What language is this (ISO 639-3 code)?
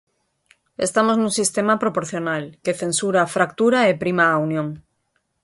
glg